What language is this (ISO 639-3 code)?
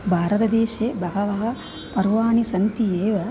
san